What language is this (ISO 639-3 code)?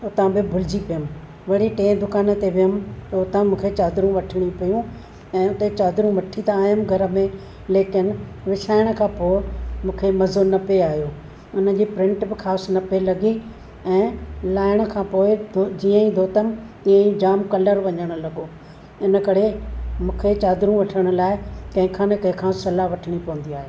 snd